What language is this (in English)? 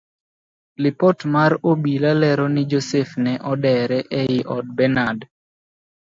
Luo (Kenya and Tanzania)